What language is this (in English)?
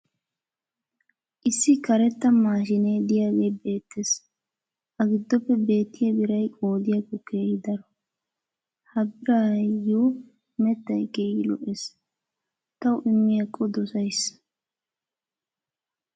Wolaytta